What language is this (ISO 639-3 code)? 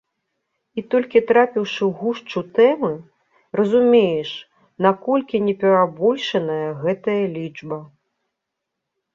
bel